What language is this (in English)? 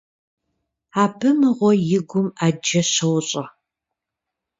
Kabardian